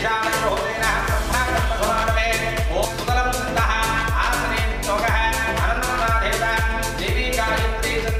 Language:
Indonesian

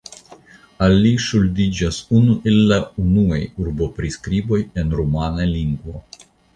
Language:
Esperanto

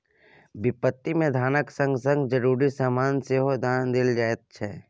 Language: Maithili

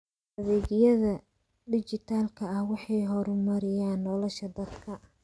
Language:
Somali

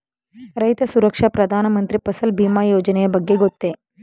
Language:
Kannada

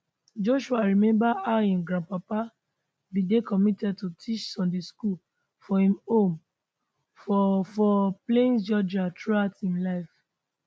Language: Nigerian Pidgin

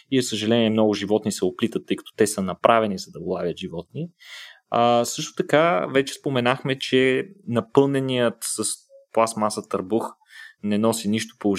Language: Bulgarian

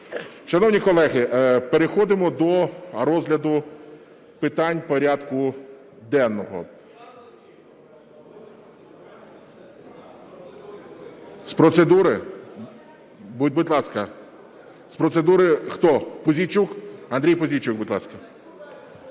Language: Ukrainian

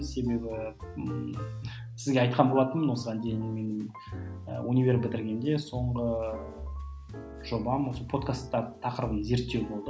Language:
Kazakh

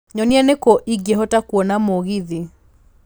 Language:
Kikuyu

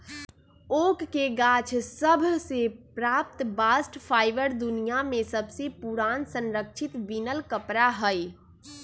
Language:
Magahi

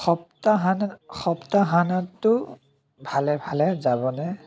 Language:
Assamese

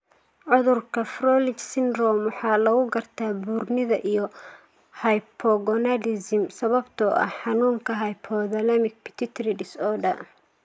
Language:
Somali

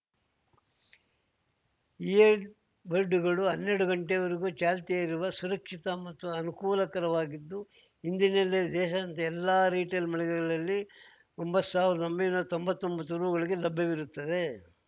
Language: Kannada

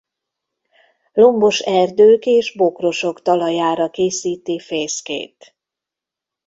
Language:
Hungarian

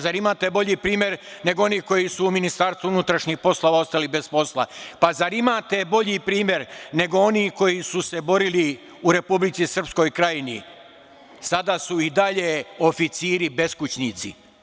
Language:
Serbian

